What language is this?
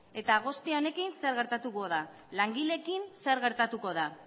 Basque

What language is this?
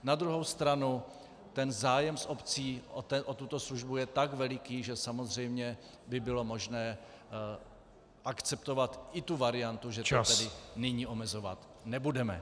Czech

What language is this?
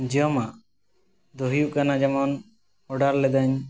Santali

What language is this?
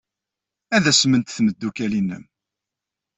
Kabyle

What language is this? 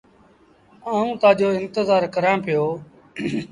Sindhi Bhil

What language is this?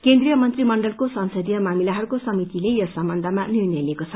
Nepali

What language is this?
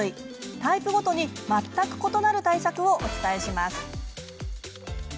Japanese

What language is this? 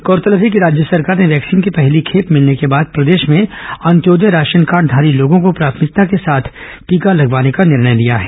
Hindi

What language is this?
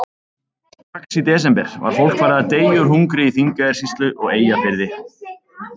Icelandic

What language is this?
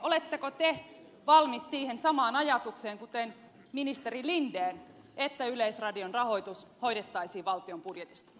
Finnish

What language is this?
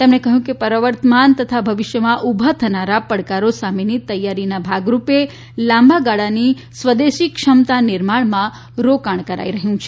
Gujarati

